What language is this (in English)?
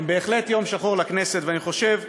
Hebrew